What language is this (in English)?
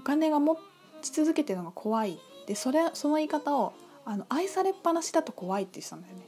Japanese